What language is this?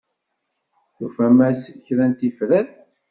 Kabyle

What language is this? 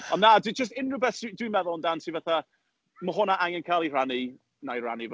Welsh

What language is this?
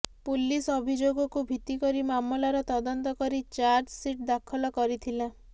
Odia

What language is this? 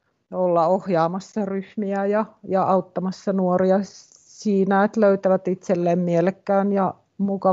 Finnish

